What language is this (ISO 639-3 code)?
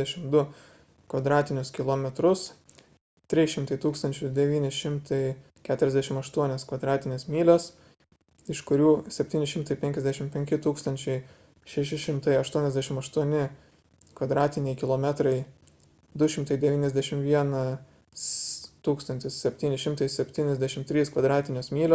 lit